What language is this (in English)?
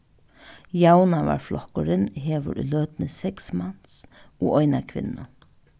Faroese